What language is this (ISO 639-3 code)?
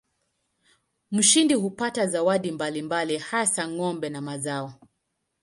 swa